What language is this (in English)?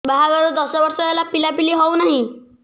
Odia